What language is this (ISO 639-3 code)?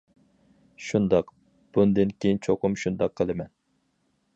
uig